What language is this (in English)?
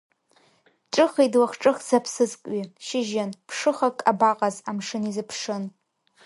Abkhazian